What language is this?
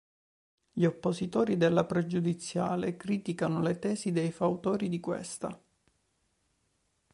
Italian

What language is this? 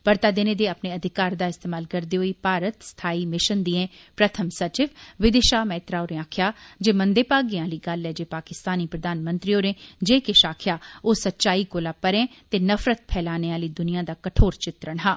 Dogri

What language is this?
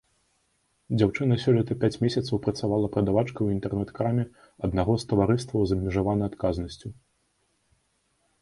Belarusian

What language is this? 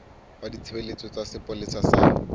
Southern Sotho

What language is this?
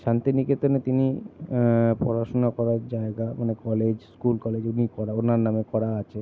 Bangla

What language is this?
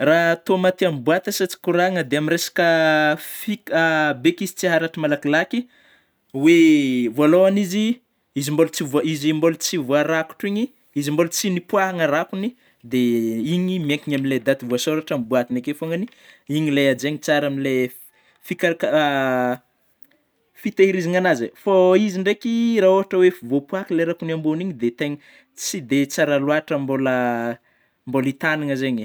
Northern Betsimisaraka Malagasy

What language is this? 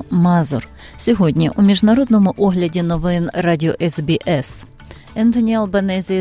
Ukrainian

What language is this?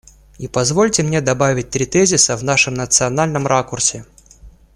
Russian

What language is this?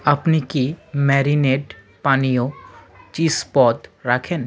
Bangla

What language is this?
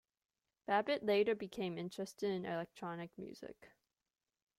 English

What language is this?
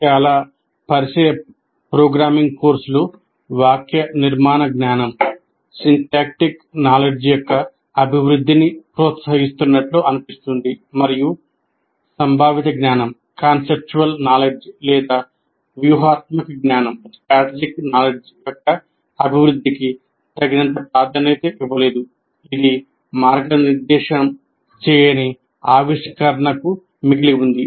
Telugu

